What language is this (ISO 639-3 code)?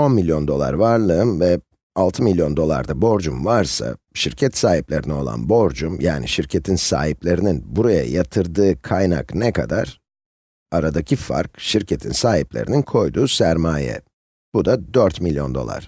tur